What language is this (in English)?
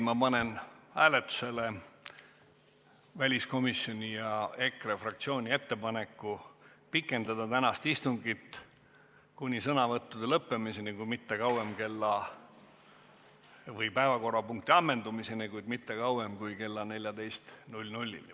Estonian